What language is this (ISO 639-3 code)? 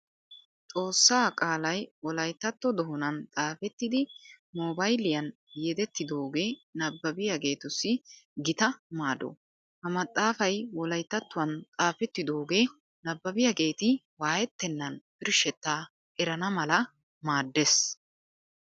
wal